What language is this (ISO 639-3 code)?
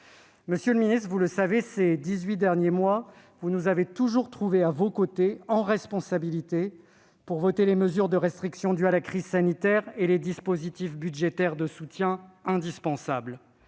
fra